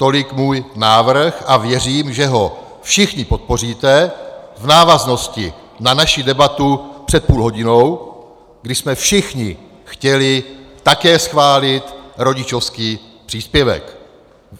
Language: Czech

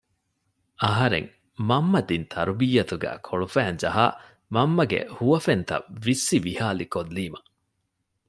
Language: Divehi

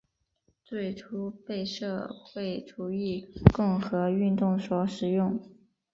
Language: Chinese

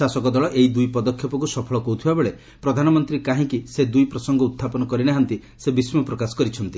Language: Odia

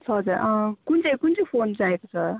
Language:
Nepali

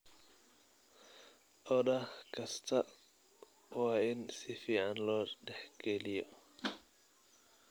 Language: Somali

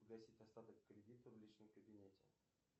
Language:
Russian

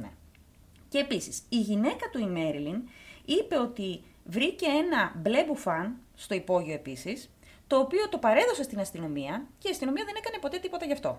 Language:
Greek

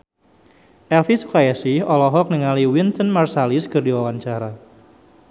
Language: Sundanese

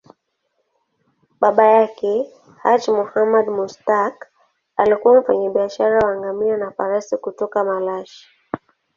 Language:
Swahili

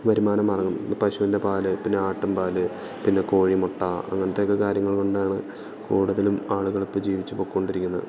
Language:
Malayalam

